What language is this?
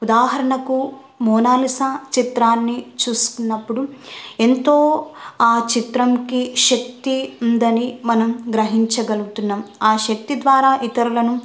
Telugu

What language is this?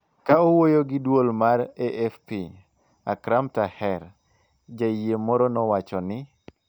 Luo (Kenya and Tanzania)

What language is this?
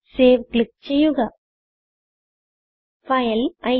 Malayalam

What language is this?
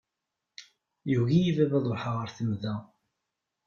Kabyle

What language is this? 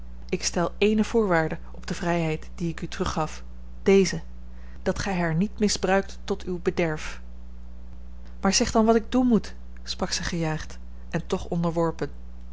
Dutch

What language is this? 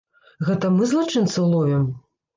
Belarusian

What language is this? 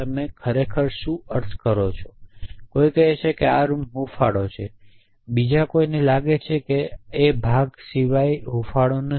Gujarati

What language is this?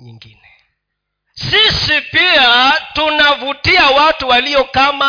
Swahili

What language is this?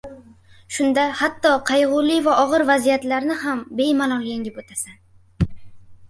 Uzbek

